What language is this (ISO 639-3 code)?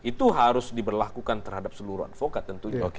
ind